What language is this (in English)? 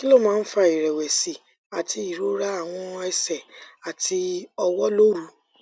Yoruba